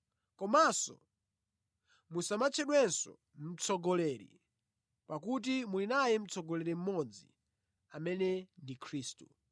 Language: Nyanja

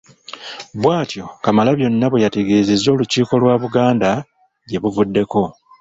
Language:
Ganda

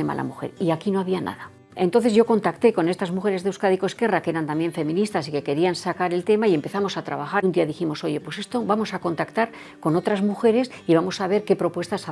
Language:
Spanish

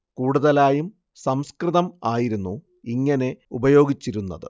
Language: Malayalam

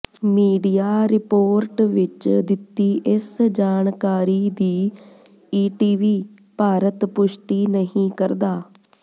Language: Punjabi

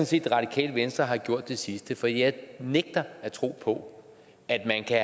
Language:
Danish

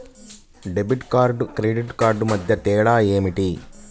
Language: Telugu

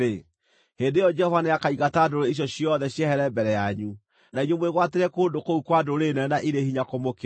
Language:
Kikuyu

